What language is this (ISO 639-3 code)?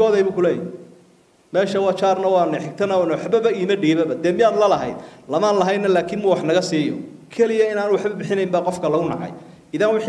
ara